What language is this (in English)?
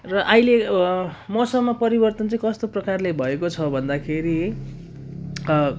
Nepali